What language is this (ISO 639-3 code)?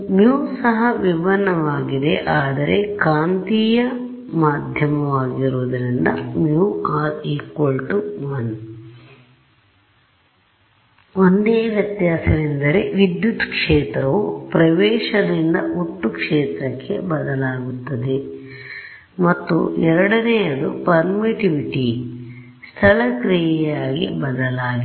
kan